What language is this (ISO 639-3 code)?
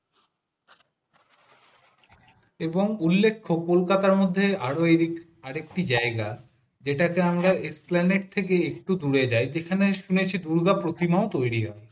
ben